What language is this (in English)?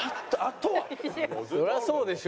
Japanese